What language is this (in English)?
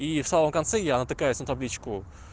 Russian